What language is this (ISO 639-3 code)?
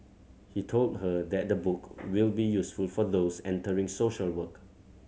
eng